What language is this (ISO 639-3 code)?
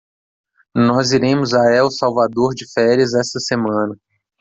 por